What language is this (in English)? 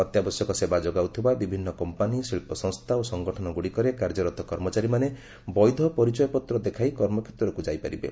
Odia